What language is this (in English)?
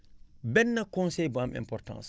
Wolof